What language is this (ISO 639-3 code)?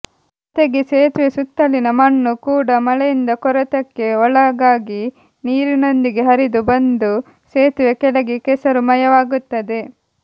kan